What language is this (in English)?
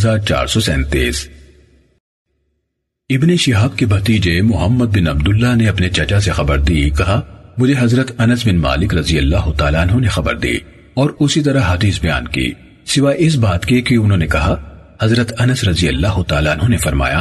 Urdu